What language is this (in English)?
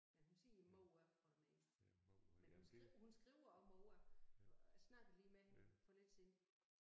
Danish